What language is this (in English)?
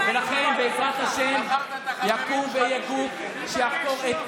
Hebrew